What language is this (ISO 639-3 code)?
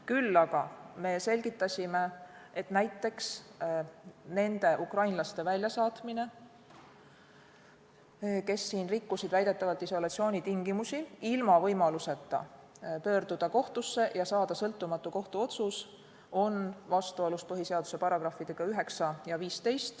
est